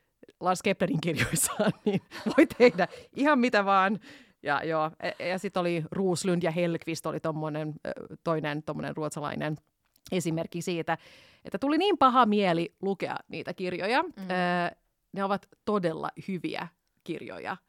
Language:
Finnish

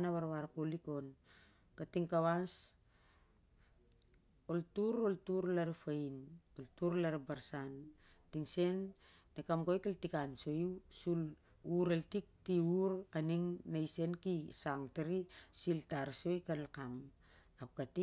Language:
Siar-Lak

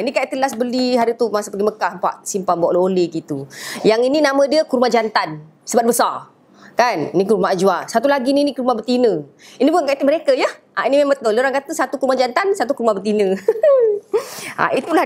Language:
Malay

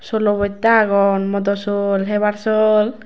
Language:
Chakma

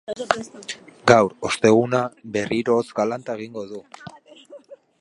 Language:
Basque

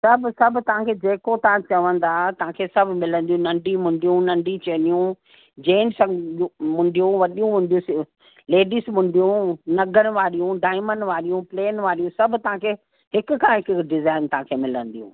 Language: Sindhi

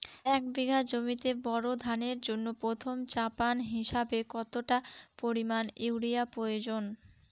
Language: Bangla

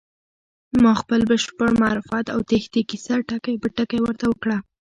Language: Pashto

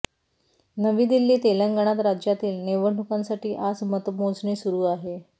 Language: Marathi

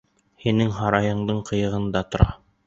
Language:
Bashkir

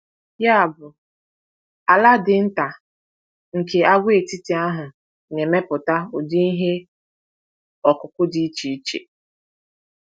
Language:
Igbo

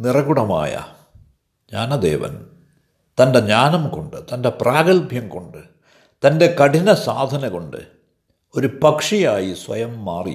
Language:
Malayalam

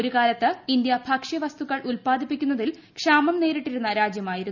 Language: Malayalam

